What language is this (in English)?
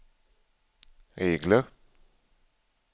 Swedish